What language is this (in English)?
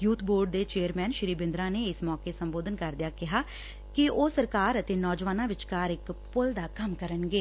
Punjabi